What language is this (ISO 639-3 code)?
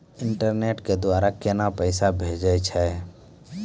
mai